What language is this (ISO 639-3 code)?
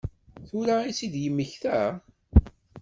kab